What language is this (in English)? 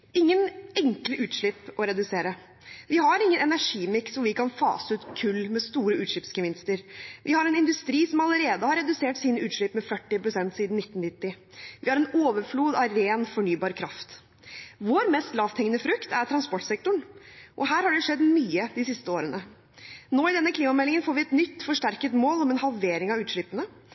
Norwegian Bokmål